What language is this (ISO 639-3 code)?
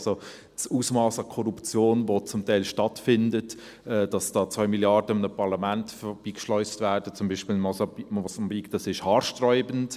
gsw